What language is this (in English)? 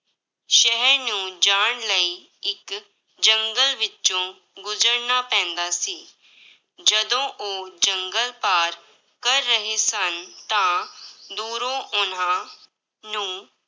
Punjabi